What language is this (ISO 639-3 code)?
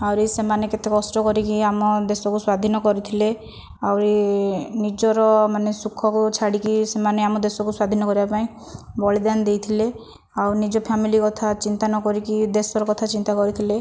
ori